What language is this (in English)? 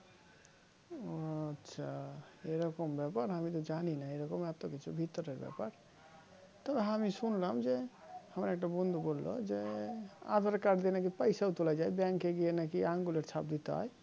Bangla